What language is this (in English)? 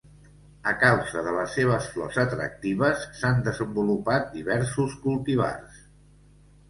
Catalan